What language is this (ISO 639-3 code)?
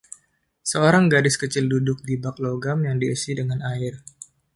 ind